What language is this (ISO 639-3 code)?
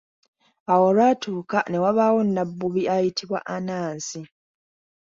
lug